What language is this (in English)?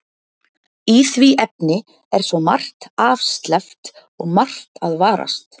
Icelandic